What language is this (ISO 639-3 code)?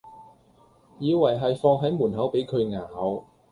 yue